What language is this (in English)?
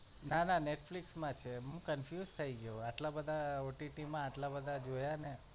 Gujarati